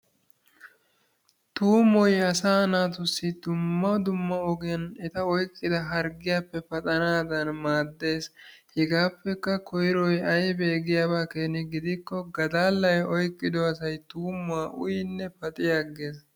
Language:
Wolaytta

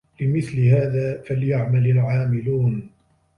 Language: Arabic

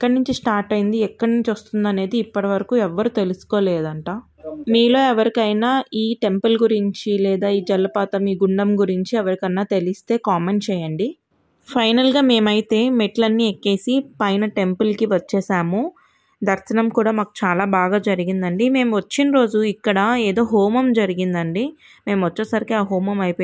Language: Telugu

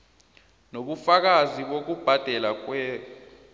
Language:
South Ndebele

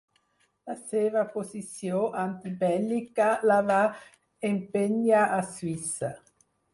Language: Catalan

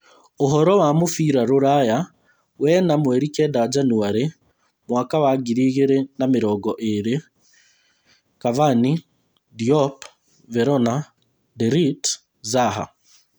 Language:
Kikuyu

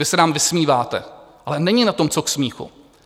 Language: Czech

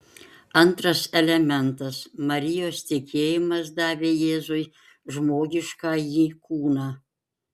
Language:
Lithuanian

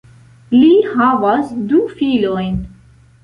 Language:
Esperanto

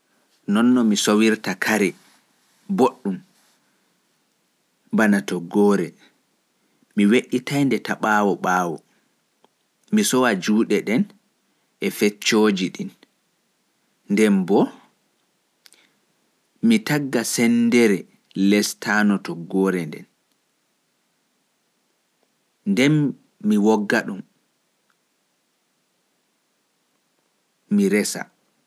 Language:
Fula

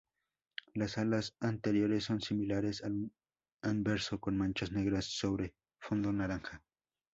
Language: Spanish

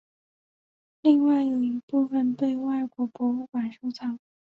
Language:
Chinese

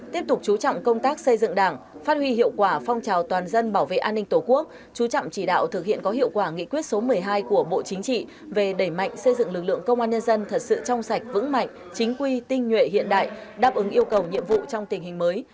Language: Vietnamese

